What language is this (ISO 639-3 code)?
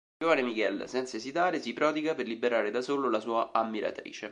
ita